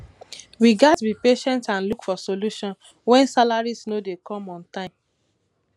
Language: Nigerian Pidgin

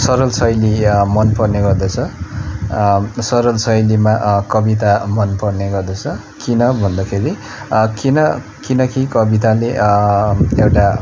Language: Nepali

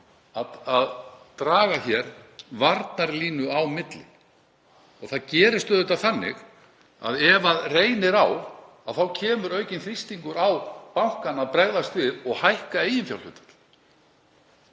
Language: Icelandic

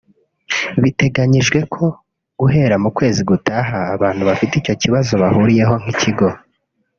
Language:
Kinyarwanda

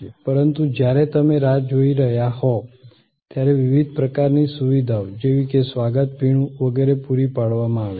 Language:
Gujarati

